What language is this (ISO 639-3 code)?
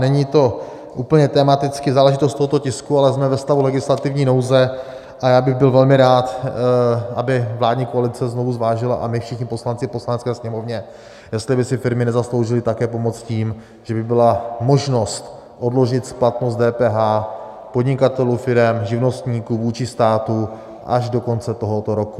ces